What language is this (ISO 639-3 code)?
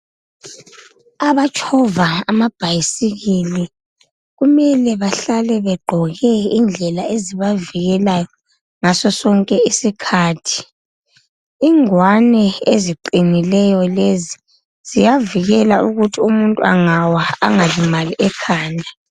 nde